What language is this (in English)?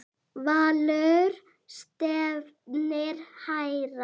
Icelandic